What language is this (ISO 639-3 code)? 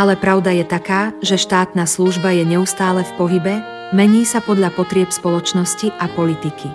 slk